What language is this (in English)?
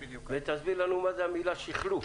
Hebrew